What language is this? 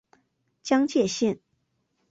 Chinese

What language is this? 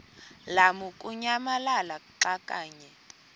Xhosa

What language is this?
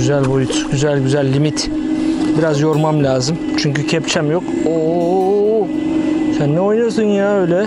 Turkish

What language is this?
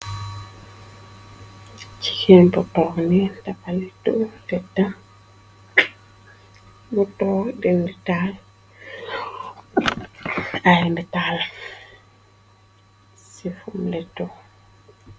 Wolof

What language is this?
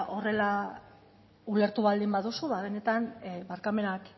Basque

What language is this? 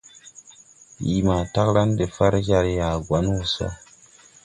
Tupuri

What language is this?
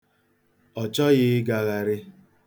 Igbo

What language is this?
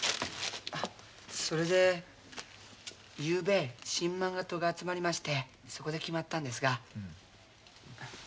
Japanese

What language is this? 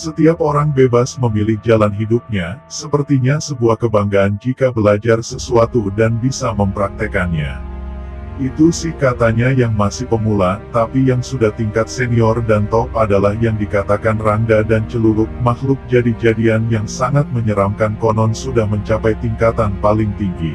Indonesian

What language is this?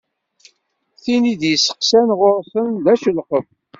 Kabyle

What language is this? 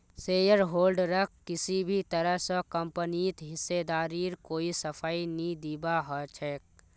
Magahi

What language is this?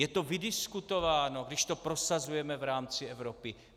Czech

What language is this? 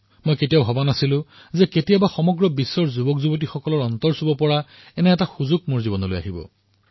Assamese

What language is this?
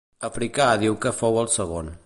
Catalan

